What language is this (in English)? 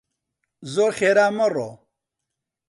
Central Kurdish